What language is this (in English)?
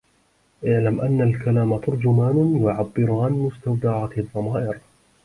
Arabic